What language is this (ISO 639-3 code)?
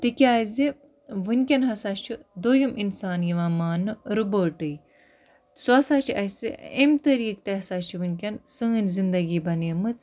kas